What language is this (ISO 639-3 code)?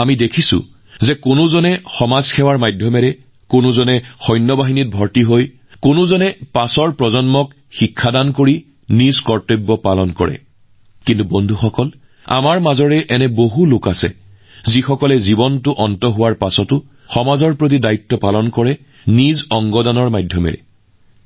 asm